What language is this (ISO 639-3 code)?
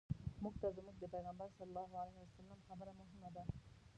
pus